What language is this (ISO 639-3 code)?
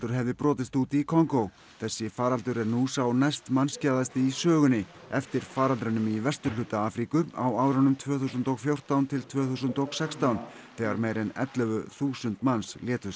isl